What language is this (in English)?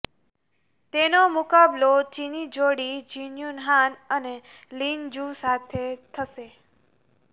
Gujarati